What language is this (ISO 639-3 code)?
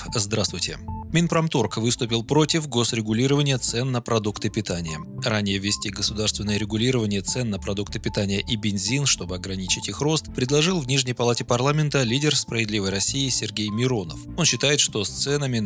rus